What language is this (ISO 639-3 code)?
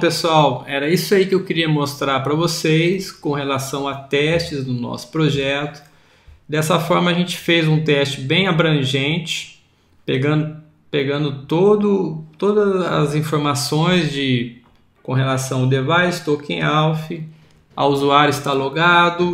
por